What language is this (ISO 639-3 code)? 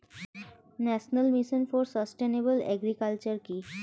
ben